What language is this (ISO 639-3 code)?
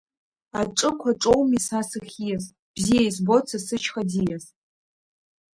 abk